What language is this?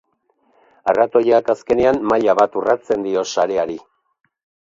Basque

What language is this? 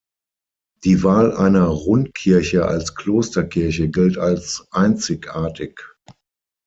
German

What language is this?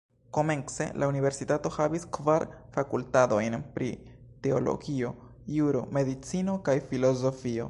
Esperanto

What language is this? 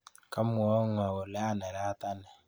Kalenjin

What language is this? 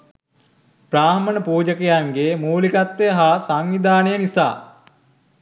Sinhala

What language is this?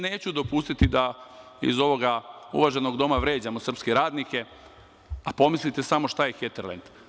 Serbian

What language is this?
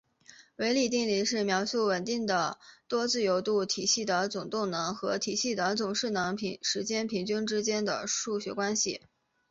Chinese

